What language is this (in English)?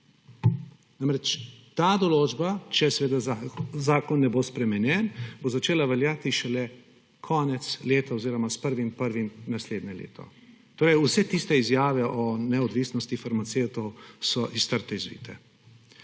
Slovenian